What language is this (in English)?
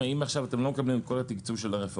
Hebrew